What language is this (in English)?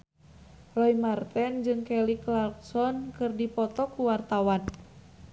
Sundanese